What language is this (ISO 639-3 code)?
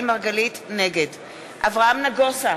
heb